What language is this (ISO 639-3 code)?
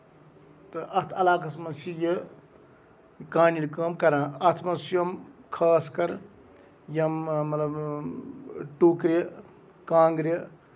kas